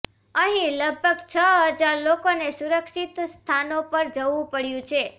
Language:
Gujarati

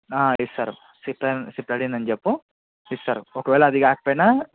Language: Telugu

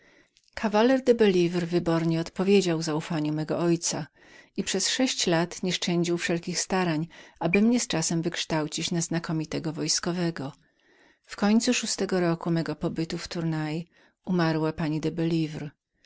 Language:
Polish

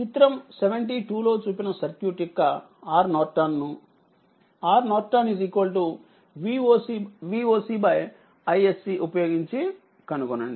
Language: Telugu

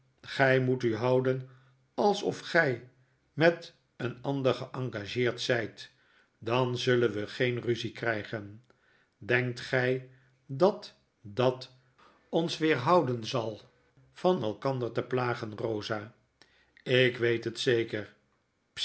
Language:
Dutch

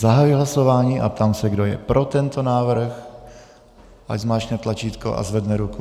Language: Czech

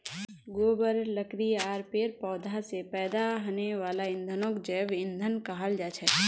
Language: Magahi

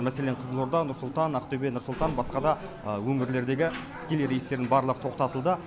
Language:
Kazakh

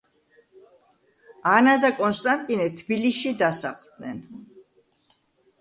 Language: Georgian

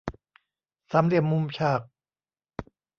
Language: Thai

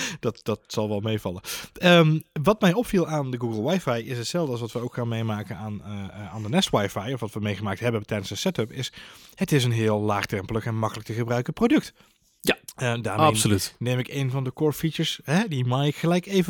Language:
Dutch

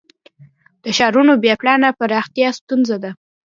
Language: Pashto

